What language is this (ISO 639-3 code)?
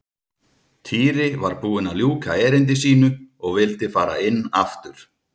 isl